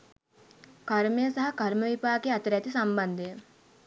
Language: Sinhala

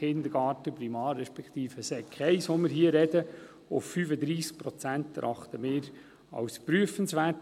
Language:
Swiss German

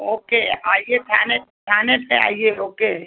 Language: Hindi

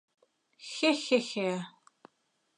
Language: Mari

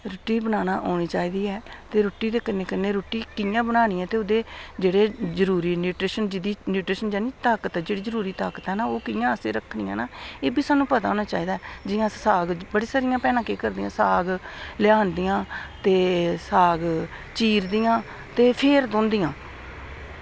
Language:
Dogri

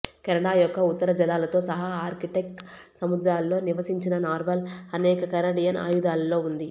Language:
Telugu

